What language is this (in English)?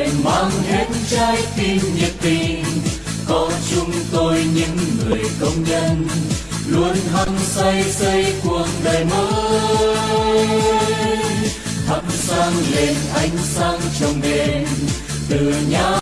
Vietnamese